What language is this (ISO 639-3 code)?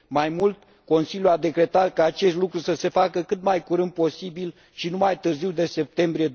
ron